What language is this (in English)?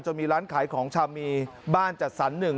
Thai